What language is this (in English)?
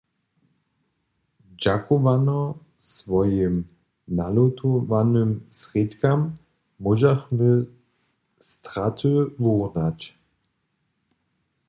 Upper Sorbian